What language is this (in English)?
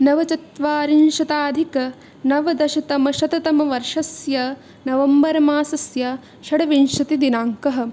Sanskrit